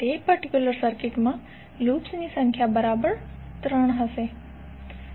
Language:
Gujarati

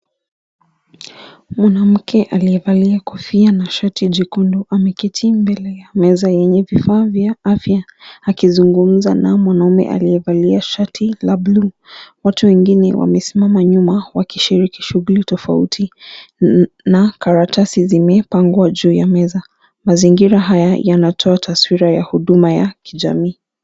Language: Swahili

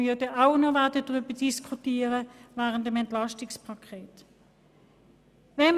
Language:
Swiss German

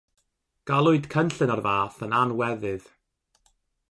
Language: Welsh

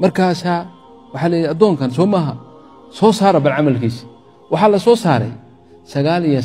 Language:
Arabic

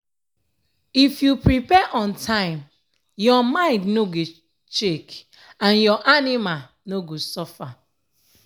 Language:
Nigerian Pidgin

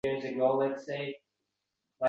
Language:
Uzbek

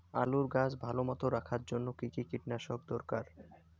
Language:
Bangla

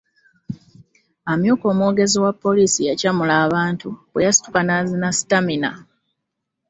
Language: Ganda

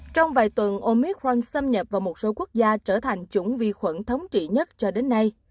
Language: Vietnamese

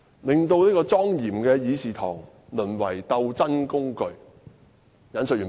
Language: Cantonese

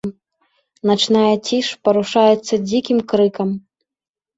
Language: Belarusian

